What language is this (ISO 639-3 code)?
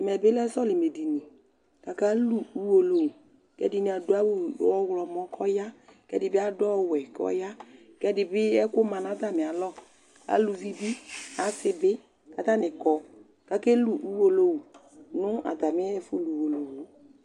kpo